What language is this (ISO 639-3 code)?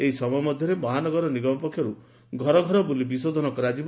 ori